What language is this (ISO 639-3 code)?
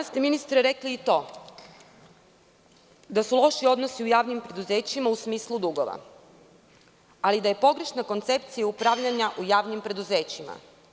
srp